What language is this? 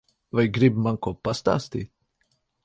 Latvian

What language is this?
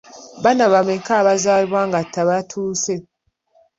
Ganda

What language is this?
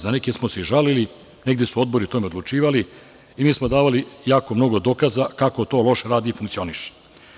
Serbian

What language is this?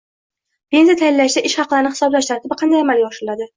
Uzbek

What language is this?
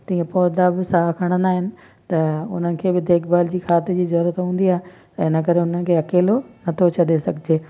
Sindhi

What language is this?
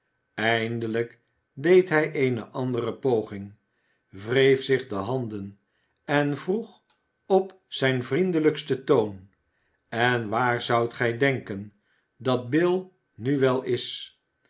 Dutch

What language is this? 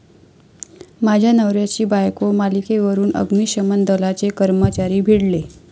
Marathi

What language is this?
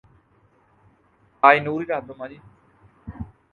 Urdu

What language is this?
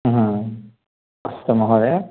Sanskrit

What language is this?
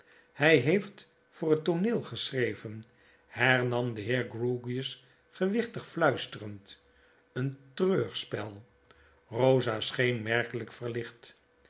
Dutch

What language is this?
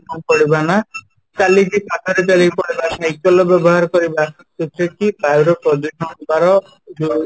Odia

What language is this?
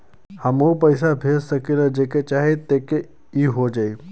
Bhojpuri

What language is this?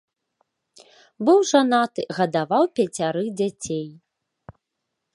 Belarusian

